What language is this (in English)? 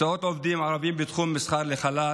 Hebrew